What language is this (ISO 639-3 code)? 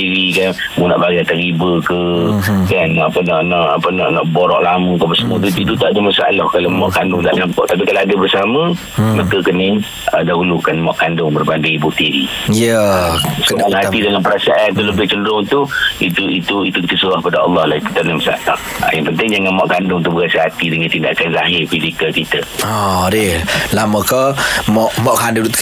msa